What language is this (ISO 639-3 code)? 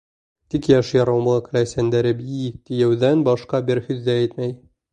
bak